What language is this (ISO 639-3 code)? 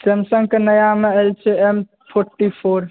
mai